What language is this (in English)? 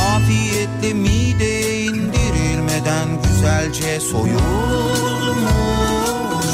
Turkish